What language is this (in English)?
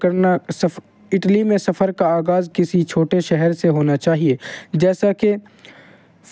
Urdu